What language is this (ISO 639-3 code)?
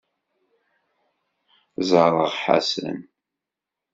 kab